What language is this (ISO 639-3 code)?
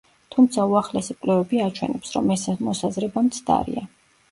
kat